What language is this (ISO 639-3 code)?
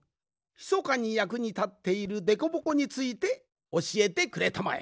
jpn